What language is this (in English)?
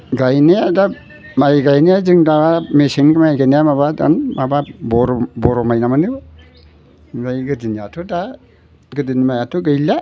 Bodo